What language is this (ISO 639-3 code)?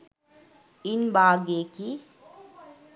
sin